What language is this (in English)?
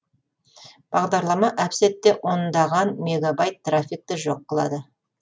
Kazakh